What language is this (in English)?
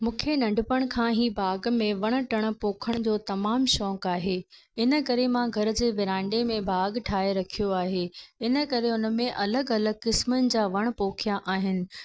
Sindhi